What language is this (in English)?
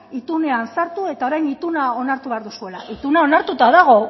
Basque